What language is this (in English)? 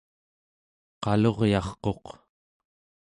Central Yupik